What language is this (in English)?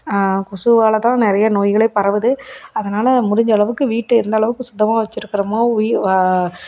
Tamil